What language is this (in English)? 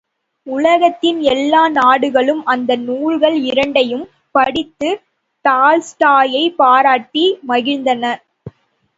Tamil